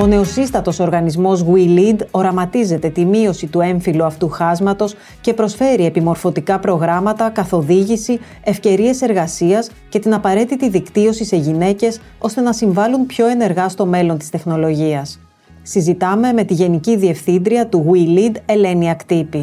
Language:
Greek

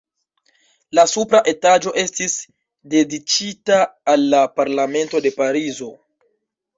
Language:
Esperanto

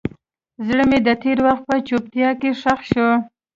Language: Pashto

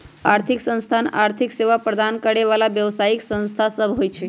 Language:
Magahi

